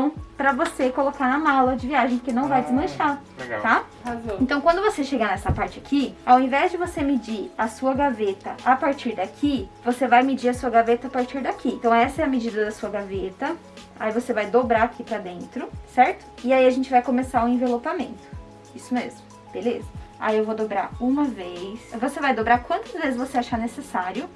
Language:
Portuguese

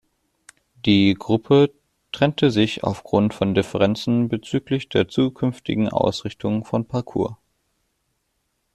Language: German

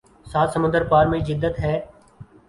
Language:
Urdu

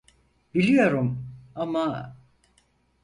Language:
Turkish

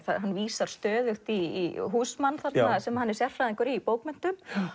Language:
Icelandic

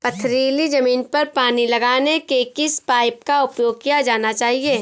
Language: Hindi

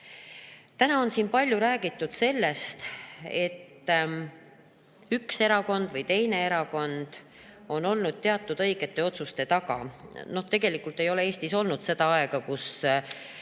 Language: Estonian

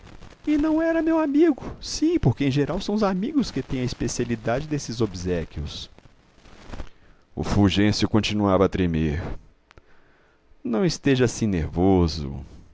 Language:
Portuguese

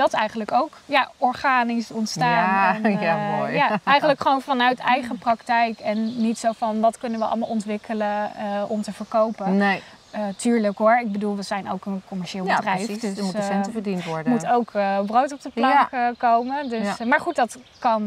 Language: Dutch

